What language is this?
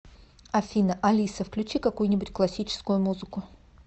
Russian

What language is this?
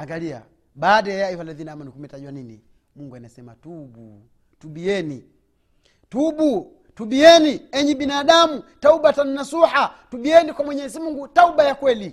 Swahili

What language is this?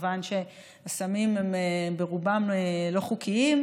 Hebrew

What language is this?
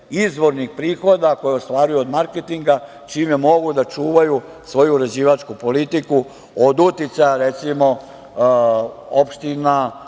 Serbian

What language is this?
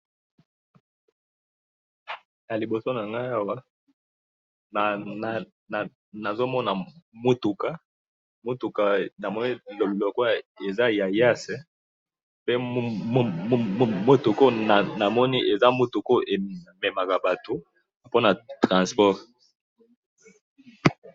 Lingala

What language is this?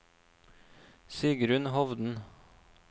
Norwegian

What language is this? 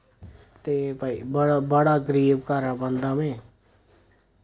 Dogri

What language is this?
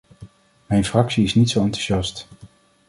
Dutch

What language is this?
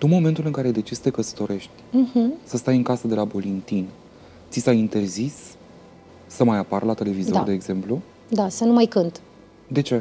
Romanian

